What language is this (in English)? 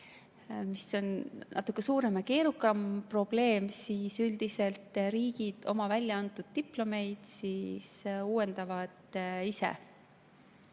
Estonian